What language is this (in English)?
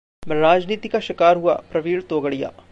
Hindi